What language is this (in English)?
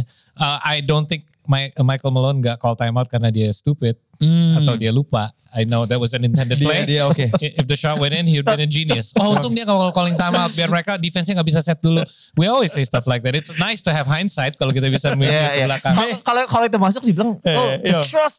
Indonesian